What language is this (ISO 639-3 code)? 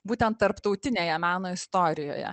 lit